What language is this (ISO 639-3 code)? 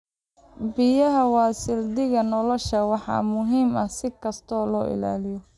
som